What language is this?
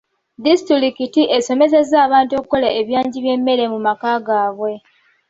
Ganda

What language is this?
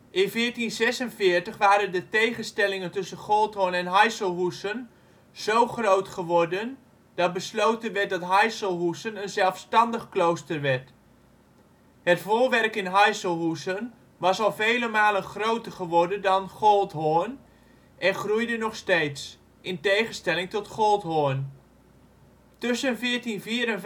Dutch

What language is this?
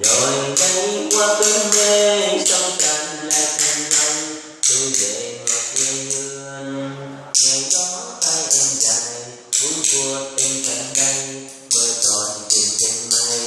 Vietnamese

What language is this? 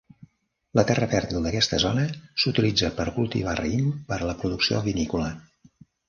Catalan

